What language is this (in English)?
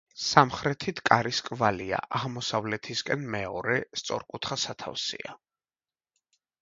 Georgian